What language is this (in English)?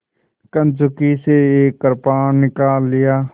Hindi